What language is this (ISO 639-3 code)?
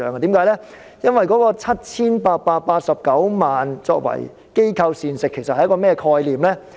yue